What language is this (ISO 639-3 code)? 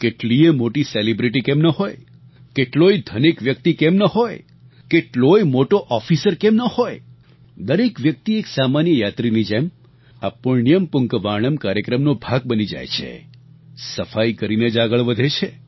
guj